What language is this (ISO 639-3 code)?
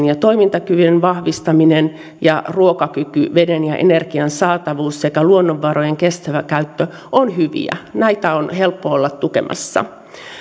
fin